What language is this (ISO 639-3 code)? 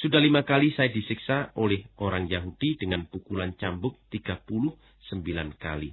ind